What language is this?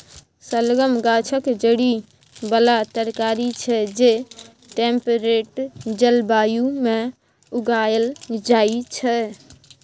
Maithili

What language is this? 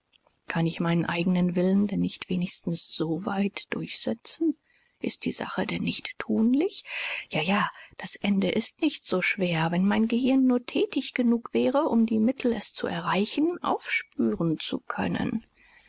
German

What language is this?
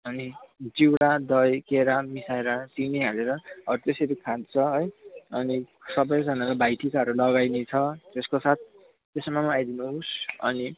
Nepali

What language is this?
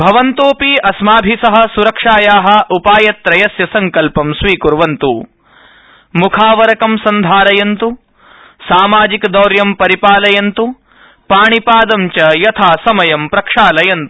Sanskrit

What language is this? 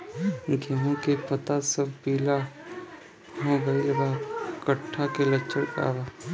Bhojpuri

